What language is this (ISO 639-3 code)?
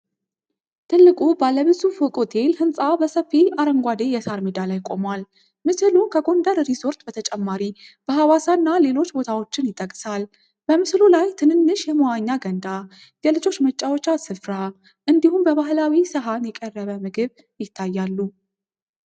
amh